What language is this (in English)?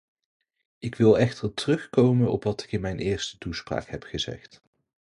Dutch